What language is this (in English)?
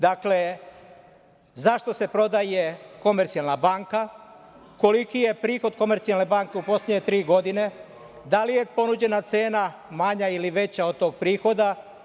Serbian